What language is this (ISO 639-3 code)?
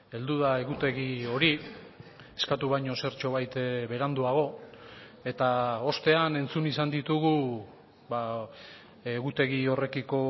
eus